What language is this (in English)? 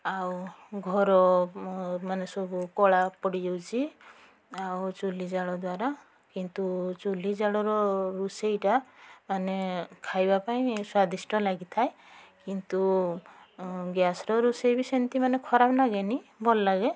Odia